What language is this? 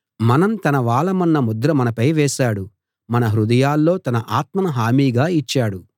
Telugu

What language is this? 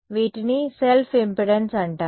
Telugu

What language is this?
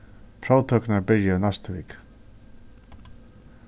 Faroese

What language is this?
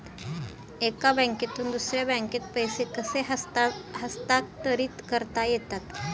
Marathi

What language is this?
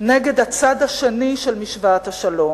Hebrew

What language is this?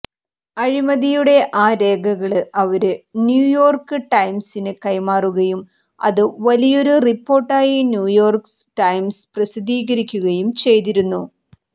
Malayalam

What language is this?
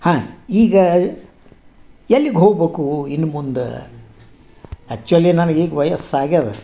Kannada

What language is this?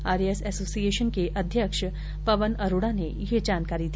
Hindi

